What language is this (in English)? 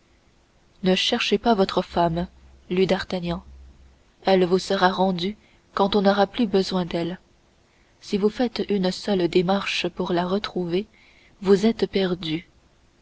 French